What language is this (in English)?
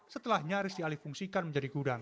Indonesian